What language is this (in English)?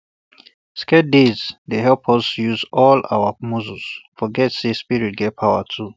Nigerian Pidgin